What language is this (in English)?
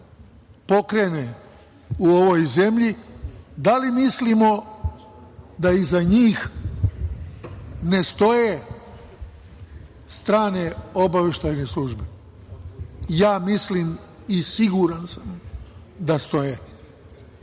Serbian